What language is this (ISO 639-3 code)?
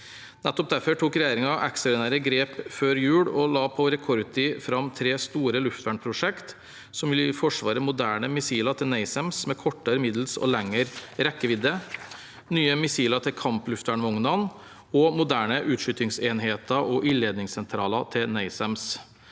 nor